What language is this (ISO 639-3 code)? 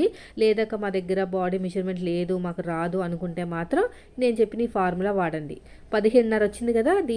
tel